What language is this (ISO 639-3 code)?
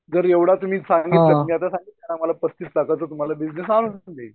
mar